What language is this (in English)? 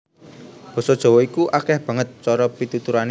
Javanese